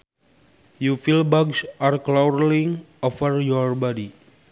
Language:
Sundanese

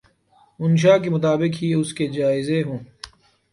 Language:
Urdu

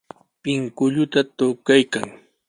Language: Sihuas Ancash Quechua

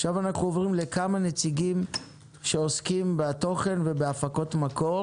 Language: Hebrew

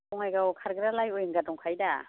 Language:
Bodo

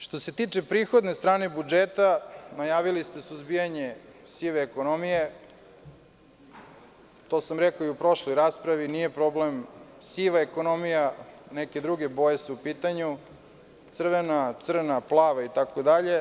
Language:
Serbian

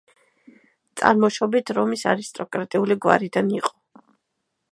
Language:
Georgian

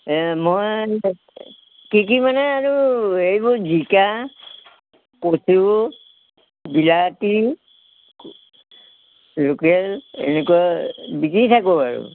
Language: Assamese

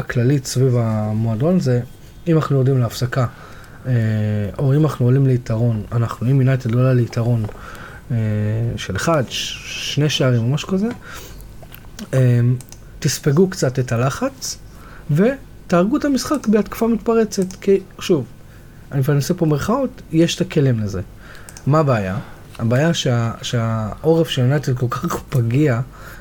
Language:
Hebrew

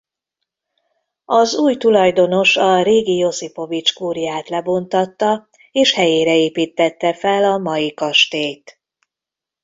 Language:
Hungarian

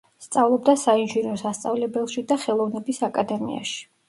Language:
Georgian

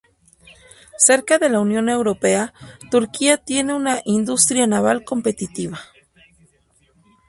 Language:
Spanish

